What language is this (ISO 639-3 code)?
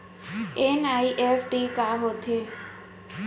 hne